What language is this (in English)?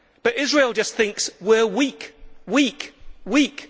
English